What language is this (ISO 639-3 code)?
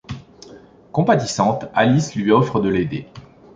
fra